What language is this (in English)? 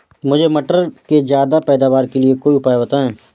Hindi